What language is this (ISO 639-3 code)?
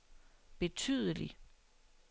dan